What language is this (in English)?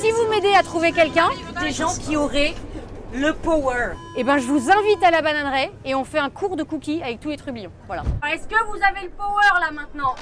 French